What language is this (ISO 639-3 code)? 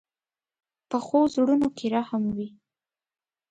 pus